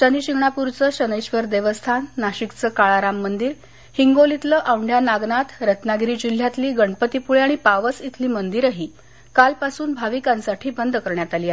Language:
Marathi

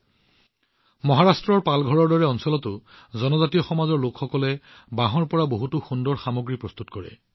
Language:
Assamese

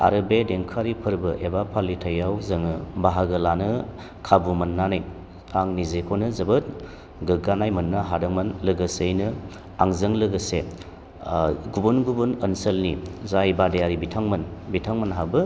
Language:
Bodo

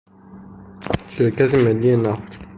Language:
Persian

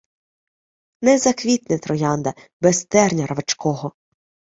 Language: Ukrainian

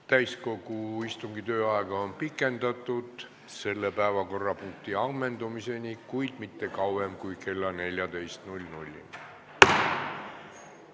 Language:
Estonian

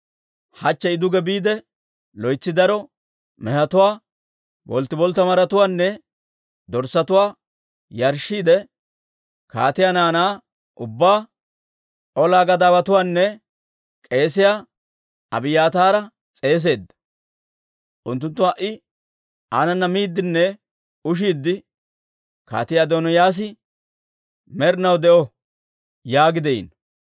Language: Dawro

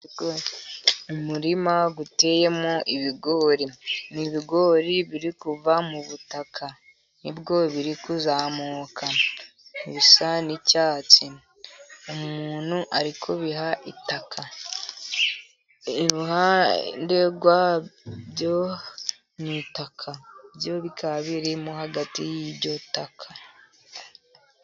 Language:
Kinyarwanda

